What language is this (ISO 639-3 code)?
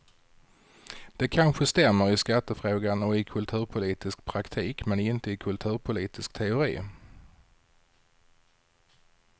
swe